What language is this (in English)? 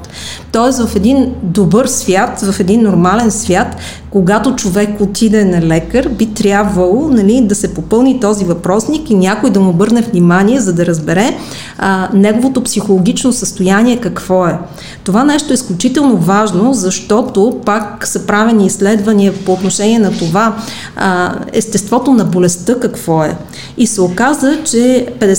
Bulgarian